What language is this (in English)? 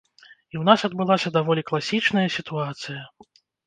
Belarusian